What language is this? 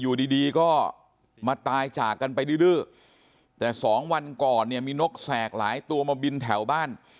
Thai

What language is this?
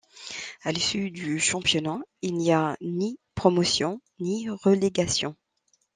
French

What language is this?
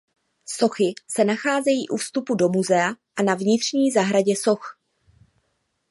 Czech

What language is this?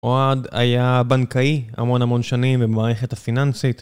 Hebrew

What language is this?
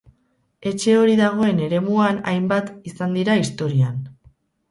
Basque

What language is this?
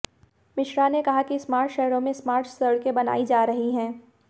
Hindi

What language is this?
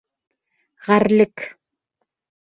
Bashkir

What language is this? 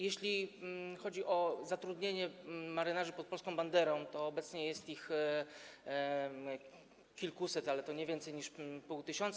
Polish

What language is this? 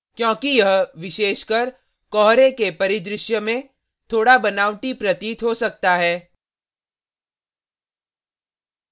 Hindi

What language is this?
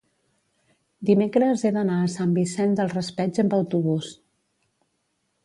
Catalan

